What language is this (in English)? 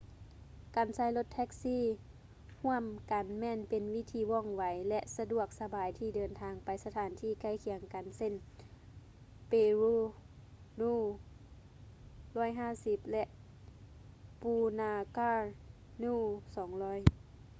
Lao